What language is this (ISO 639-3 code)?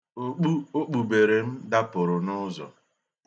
ibo